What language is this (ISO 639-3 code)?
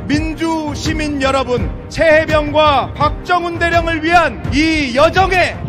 kor